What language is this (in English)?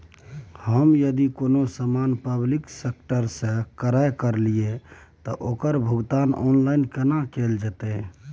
Maithili